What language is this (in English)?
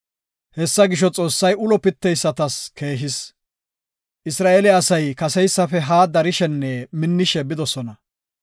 Gofa